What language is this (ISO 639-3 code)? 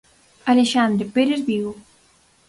glg